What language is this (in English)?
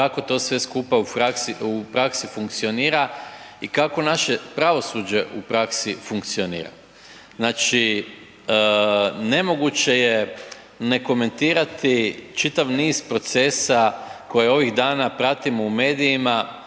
Croatian